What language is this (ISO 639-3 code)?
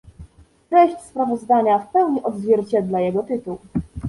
pol